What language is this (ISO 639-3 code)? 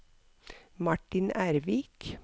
nor